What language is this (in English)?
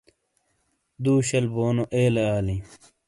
Shina